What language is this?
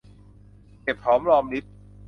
Thai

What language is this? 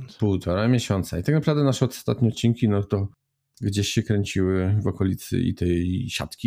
Polish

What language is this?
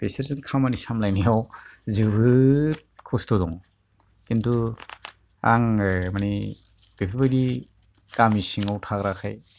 Bodo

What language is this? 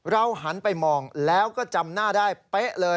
Thai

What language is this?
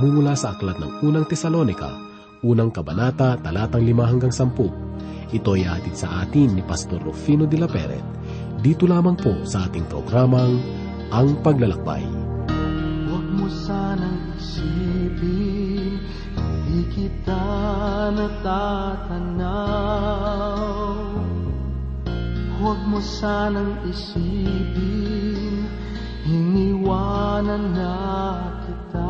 Filipino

